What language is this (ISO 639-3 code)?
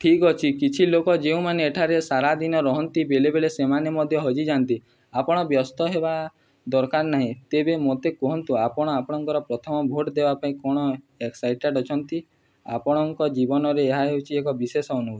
ori